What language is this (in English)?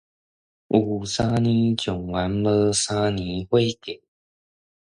Min Nan Chinese